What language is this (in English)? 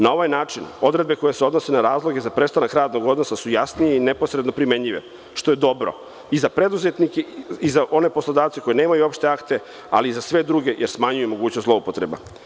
Serbian